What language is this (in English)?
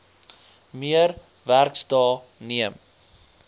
Afrikaans